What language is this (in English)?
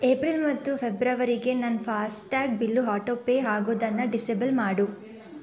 Kannada